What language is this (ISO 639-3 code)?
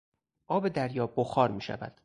fas